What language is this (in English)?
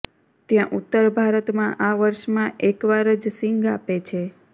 Gujarati